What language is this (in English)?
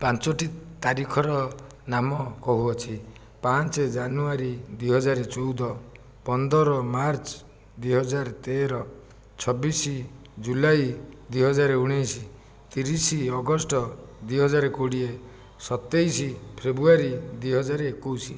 Odia